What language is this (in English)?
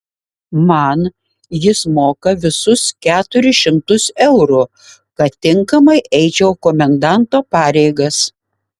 Lithuanian